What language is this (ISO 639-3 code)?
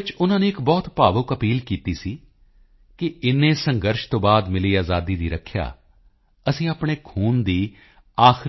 pan